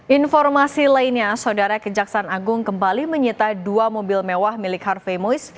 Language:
Indonesian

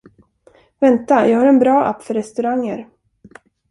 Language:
Swedish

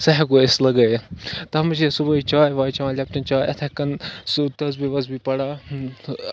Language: Kashmiri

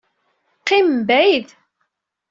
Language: Kabyle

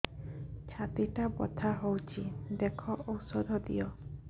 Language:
Odia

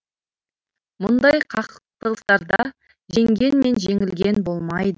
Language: Kazakh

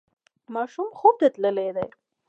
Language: Pashto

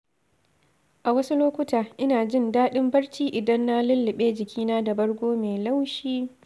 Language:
Hausa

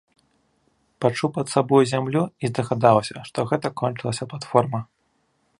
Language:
Belarusian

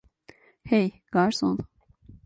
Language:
Turkish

